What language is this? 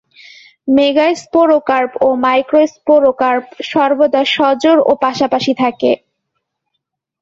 Bangla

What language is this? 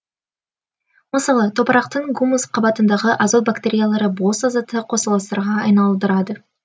Kazakh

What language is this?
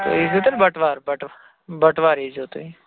Kashmiri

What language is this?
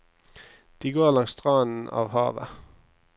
Norwegian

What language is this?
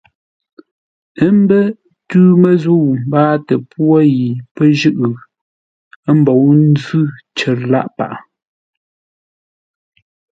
Ngombale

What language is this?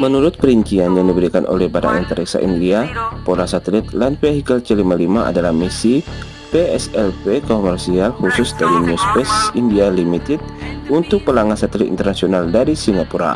Indonesian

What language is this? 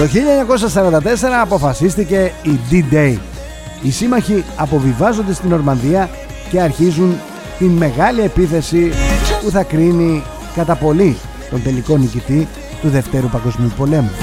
Greek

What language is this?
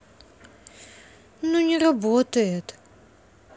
Russian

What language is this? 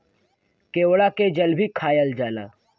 Bhojpuri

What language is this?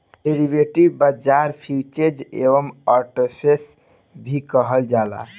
Bhojpuri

